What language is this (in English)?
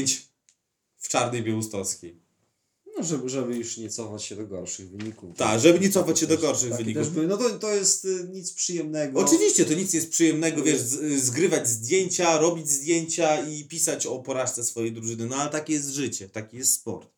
Polish